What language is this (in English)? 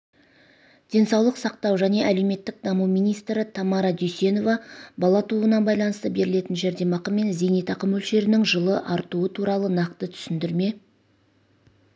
Kazakh